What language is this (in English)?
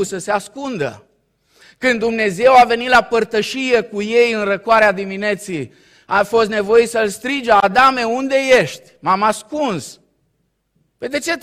Romanian